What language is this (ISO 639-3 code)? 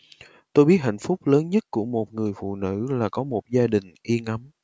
vie